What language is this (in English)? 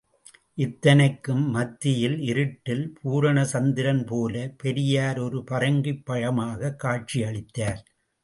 Tamil